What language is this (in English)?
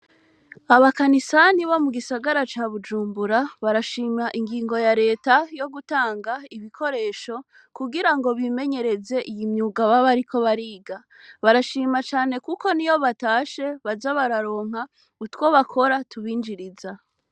Rundi